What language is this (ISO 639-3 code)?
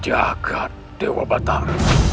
ind